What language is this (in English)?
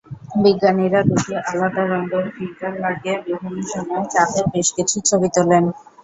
Bangla